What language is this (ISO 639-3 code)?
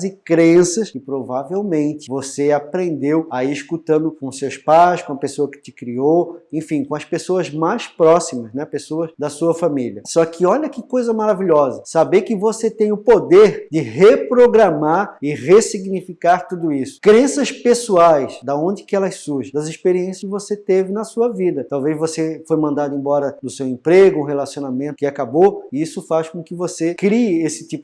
por